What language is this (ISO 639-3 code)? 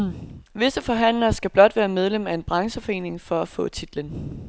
dan